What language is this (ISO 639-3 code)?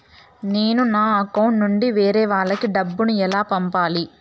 tel